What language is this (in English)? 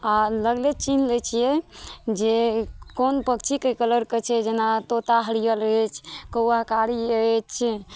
Maithili